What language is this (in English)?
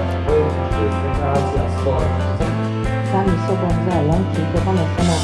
Polish